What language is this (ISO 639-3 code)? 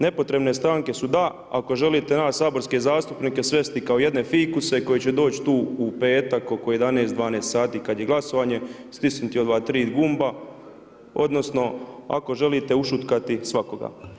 hrv